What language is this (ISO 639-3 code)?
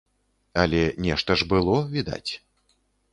bel